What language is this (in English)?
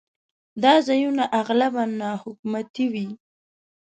Pashto